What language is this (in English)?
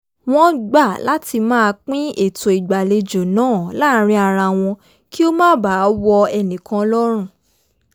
Yoruba